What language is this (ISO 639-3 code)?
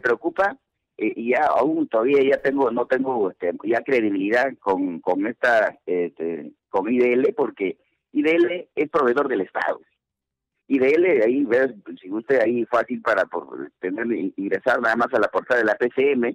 spa